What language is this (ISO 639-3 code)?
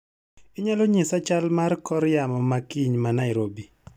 luo